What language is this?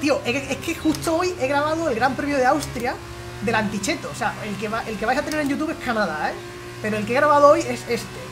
Spanish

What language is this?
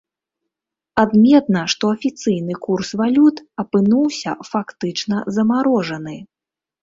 Belarusian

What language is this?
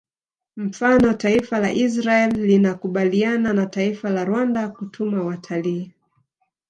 Swahili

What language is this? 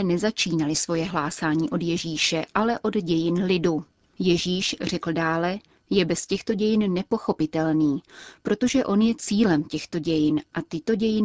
Czech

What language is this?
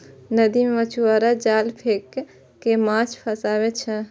Maithili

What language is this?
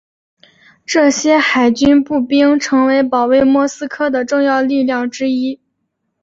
Chinese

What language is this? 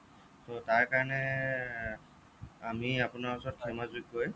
Assamese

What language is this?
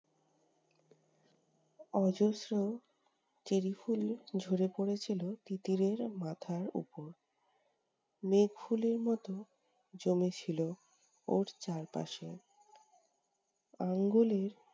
Bangla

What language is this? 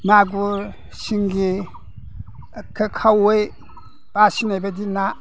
Bodo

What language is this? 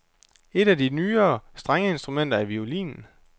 Danish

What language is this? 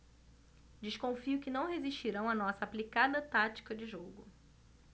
Portuguese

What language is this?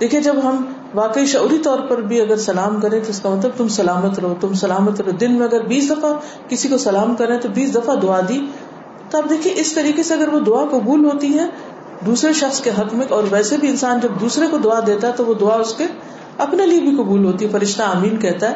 Urdu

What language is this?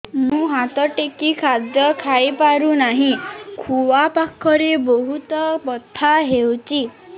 Odia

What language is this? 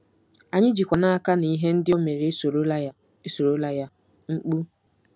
Igbo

